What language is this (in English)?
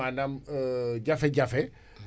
Wolof